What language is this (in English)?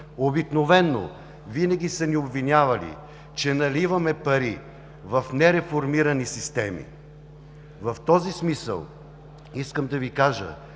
Bulgarian